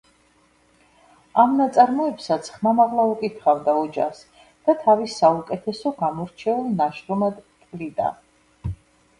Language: Georgian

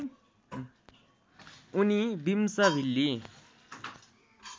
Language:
Nepali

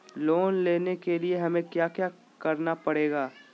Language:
Magahi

